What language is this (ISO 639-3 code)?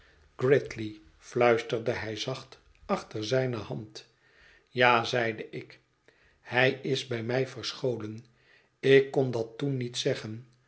nld